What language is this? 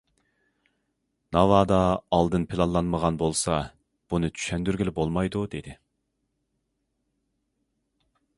Uyghur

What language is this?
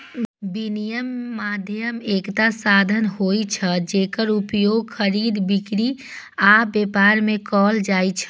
Maithili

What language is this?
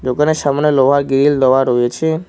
Bangla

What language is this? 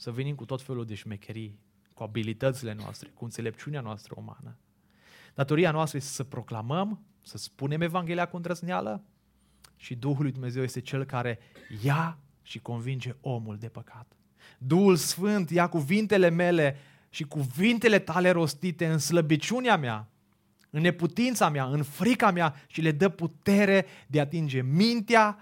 Romanian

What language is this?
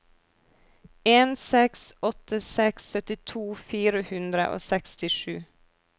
Norwegian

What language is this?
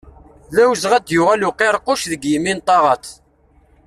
Kabyle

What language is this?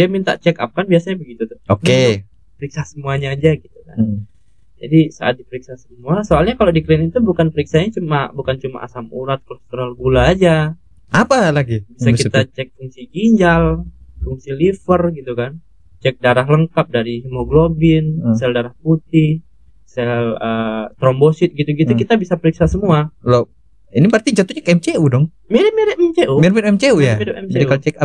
Indonesian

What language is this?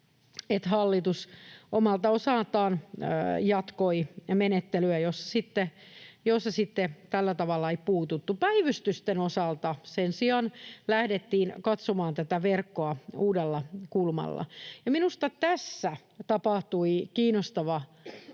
Finnish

